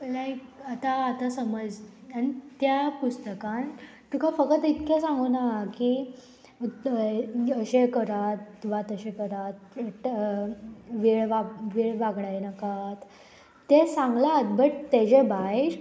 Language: Konkani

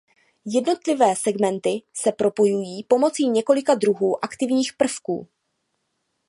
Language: Czech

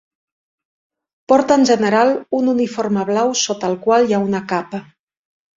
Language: Catalan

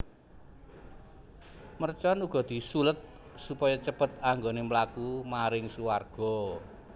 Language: Javanese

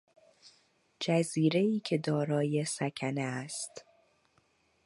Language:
Persian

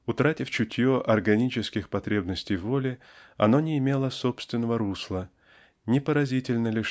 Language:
Russian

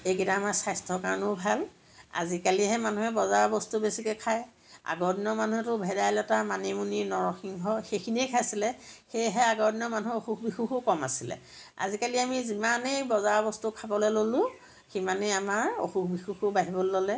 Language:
Assamese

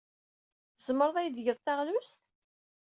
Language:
Kabyle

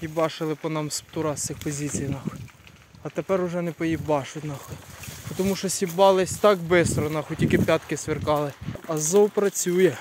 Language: Ukrainian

